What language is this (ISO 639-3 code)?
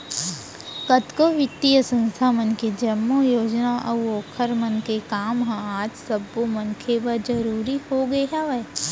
hne